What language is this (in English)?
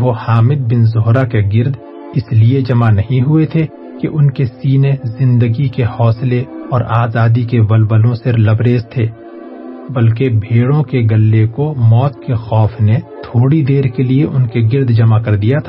Urdu